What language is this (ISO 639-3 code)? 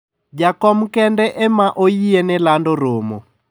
luo